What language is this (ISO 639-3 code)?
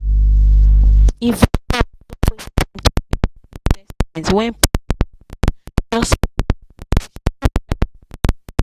pcm